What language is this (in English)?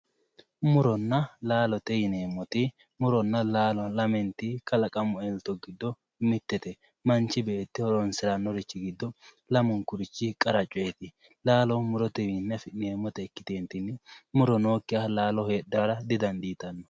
Sidamo